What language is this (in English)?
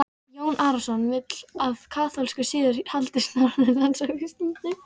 Icelandic